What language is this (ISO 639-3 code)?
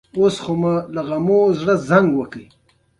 pus